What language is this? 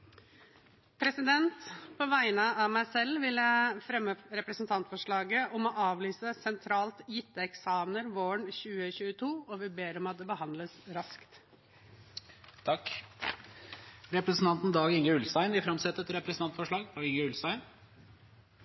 Norwegian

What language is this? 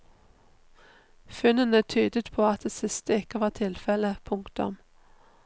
Norwegian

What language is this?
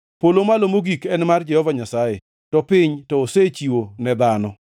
Luo (Kenya and Tanzania)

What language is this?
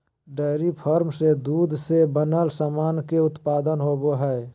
Magahi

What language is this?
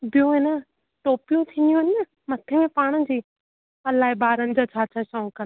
Sindhi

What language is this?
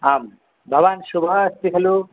Sanskrit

